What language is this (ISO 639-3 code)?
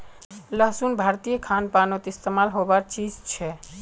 mag